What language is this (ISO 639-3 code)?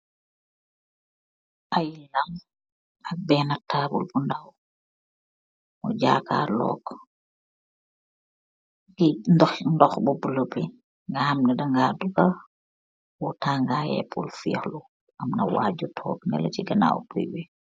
wol